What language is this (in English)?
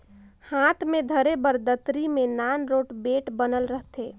Chhattisgarhi